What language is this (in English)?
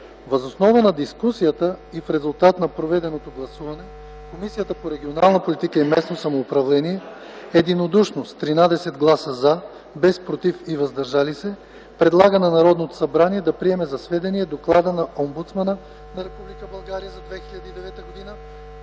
Bulgarian